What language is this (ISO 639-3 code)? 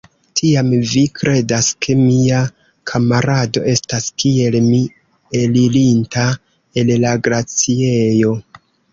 epo